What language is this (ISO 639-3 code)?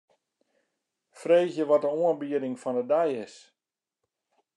fry